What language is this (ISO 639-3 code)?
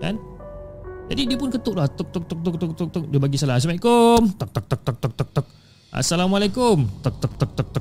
msa